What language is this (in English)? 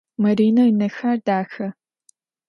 Adyghe